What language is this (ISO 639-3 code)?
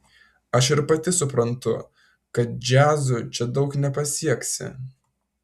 lit